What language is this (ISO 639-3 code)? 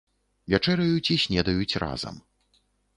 bel